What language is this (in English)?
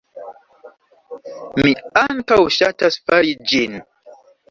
Esperanto